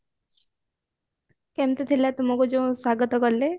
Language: Odia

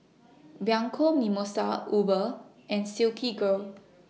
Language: English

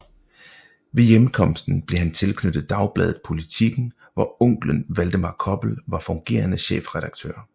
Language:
Danish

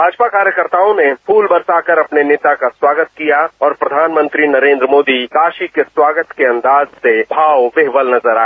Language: Hindi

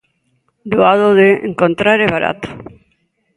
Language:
Galician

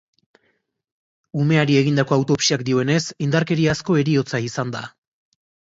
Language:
Basque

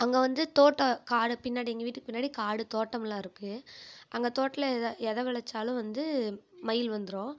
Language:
Tamil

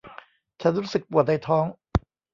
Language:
Thai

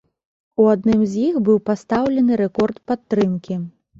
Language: Belarusian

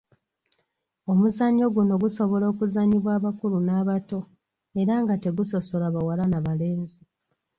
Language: Ganda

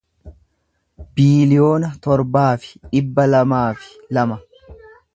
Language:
Oromo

